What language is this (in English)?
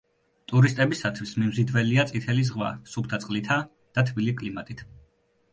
Georgian